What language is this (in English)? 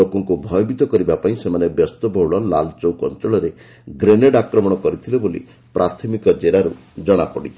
Odia